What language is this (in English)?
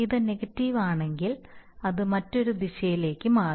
Malayalam